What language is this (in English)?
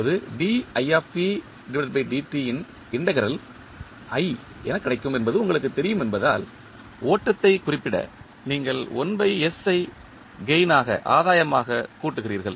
Tamil